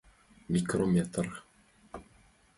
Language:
Mari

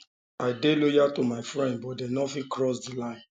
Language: Nigerian Pidgin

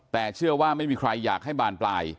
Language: Thai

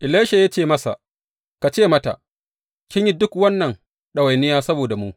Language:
Hausa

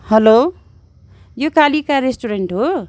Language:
Nepali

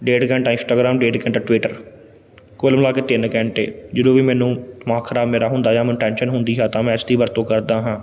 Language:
Punjabi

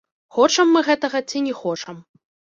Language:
Belarusian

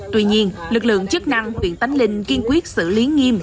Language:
Vietnamese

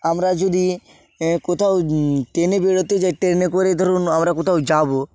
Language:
Bangla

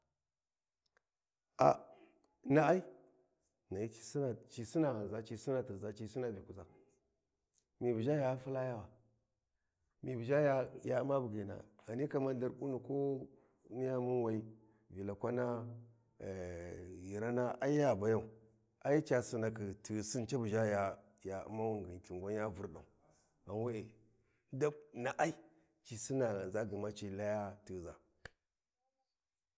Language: Warji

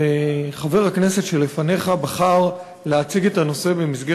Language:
Hebrew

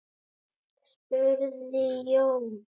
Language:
Icelandic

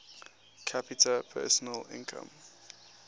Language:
English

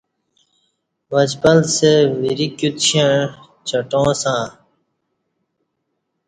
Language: Kati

